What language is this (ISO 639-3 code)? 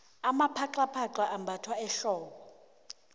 nbl